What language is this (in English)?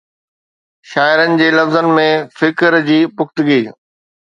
Sindhi